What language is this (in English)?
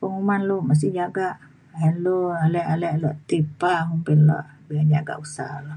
Mainstream Kenyah